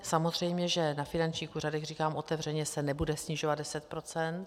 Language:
Czech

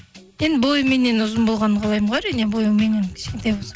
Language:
Kazakh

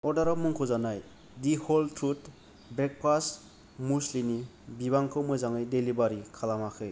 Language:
Bodo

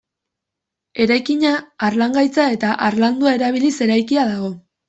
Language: Basque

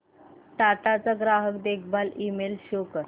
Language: Marathi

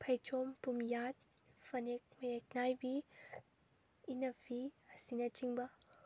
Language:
Manipuri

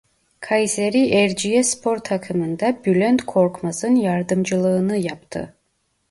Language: Turkish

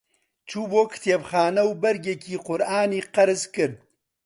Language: Central Kurdish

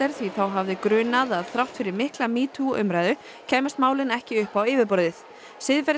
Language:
Icelandic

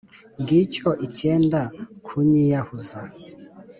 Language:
Kinyarwanda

